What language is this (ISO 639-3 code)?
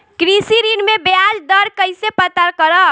bho